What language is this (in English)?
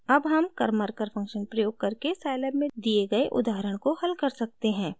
Hindi